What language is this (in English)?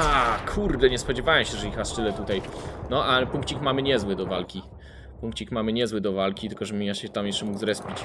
Polish